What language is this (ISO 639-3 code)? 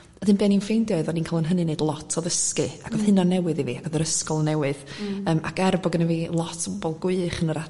cym